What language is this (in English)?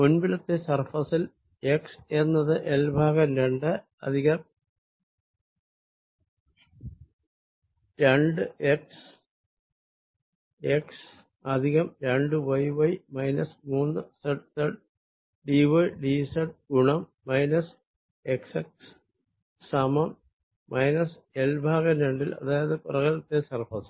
Malayalam